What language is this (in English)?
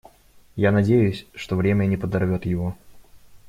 Russian